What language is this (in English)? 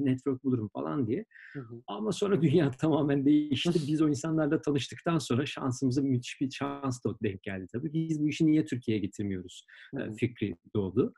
Turkish